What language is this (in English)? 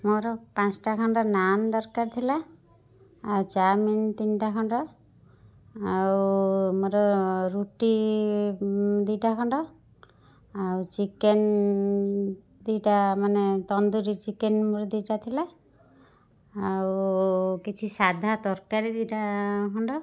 Odia